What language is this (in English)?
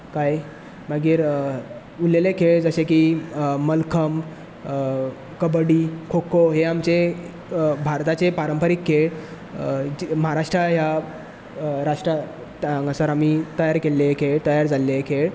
Konkani